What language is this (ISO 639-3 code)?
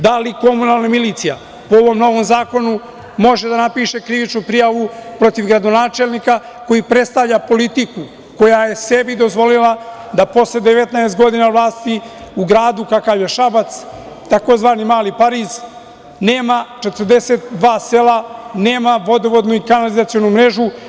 srp